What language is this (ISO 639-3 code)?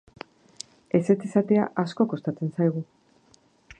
eus